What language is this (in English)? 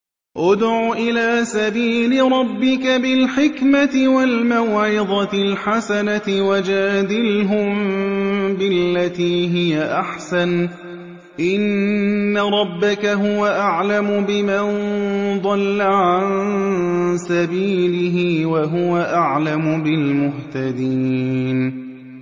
Arabic